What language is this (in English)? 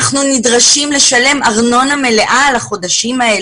Hebrew